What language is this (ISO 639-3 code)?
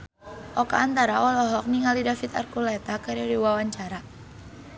sun